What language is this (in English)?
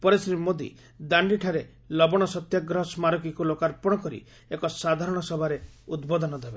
Odia